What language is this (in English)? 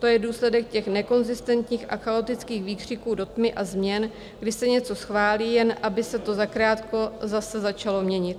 Czech